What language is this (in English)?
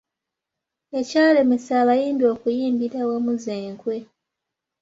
Ganda